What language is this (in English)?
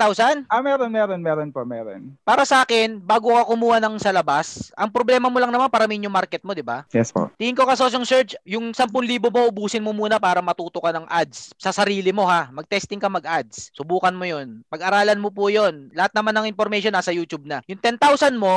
Filipino